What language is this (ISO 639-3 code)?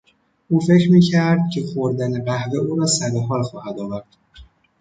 fas